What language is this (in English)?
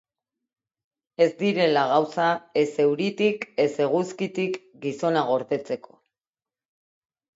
Basque